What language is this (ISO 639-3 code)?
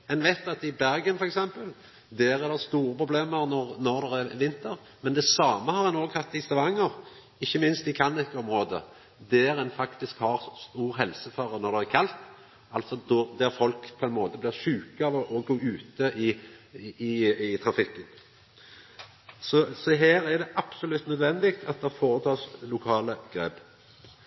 nno